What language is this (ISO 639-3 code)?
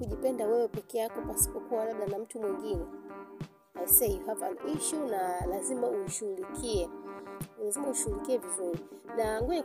swa